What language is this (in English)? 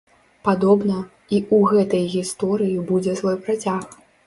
Belarusian